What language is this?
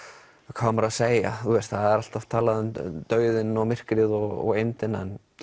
Icelandic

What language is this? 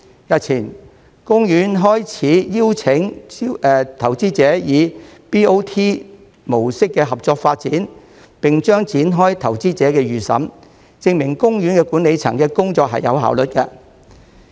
Cantonese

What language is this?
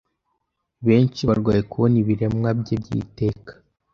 Kinyarwanda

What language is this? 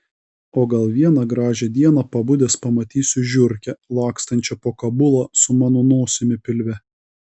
Lithuanian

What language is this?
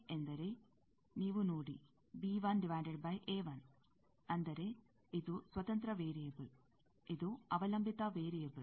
Kannada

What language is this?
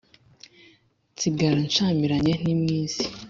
Kinyarwanda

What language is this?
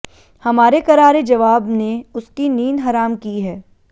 Hindi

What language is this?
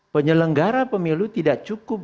Indonesian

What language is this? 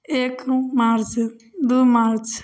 Maithili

